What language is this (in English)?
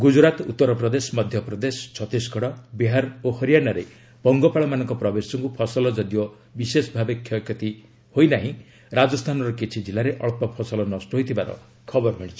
Odia